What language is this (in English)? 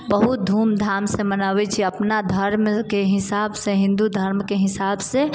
Maithili